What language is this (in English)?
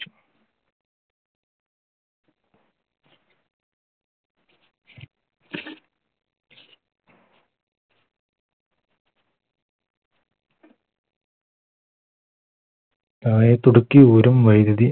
Malayalam